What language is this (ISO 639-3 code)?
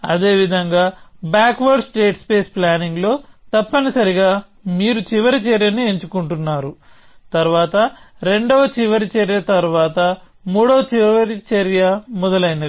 tel